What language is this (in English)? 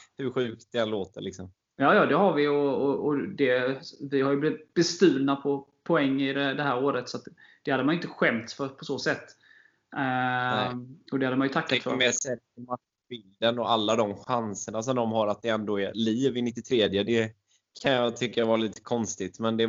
Swedish